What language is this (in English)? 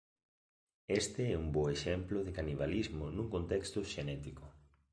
Galician